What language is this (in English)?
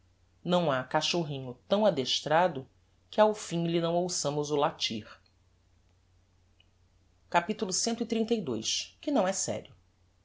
Portuguese